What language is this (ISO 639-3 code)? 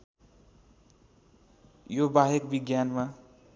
nep